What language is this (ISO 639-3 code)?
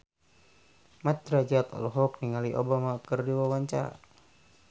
sun